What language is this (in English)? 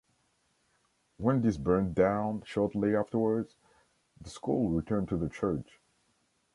English